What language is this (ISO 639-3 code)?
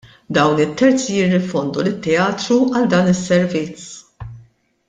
mlt